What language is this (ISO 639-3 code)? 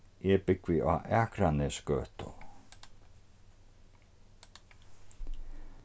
fao